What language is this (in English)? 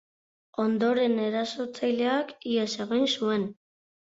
Basque